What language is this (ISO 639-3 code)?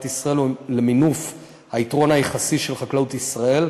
heb